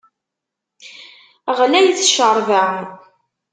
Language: Kabyle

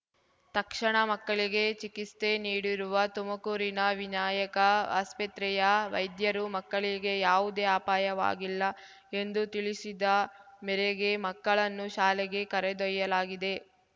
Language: Kannada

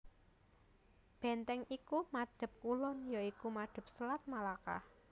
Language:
Javanese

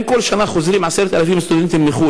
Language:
Hebrew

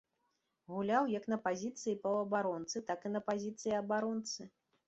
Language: Belarusian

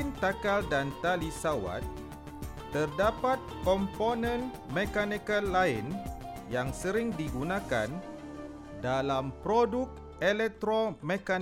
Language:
Malay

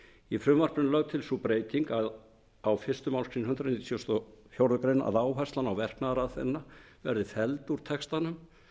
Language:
Icelandic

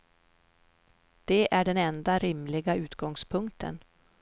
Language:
Swedish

